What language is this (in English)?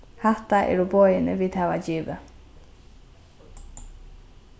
Faroese